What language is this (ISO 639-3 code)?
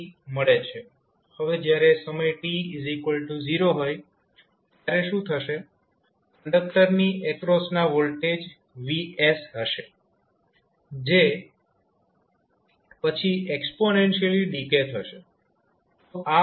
guj